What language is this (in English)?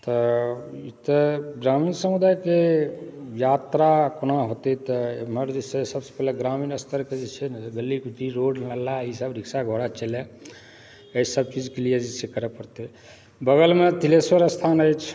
Maithili